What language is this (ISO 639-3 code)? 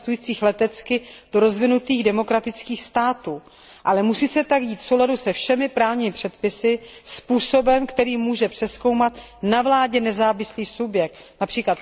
ces